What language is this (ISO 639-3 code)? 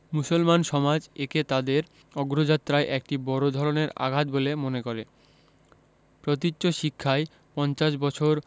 ben